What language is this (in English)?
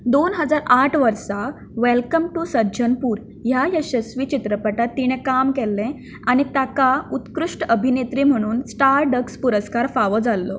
Konkani